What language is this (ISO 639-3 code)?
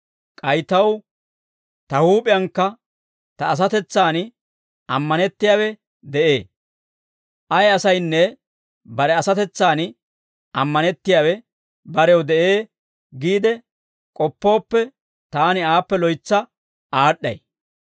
dwr